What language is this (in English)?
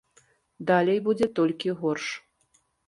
Belarusian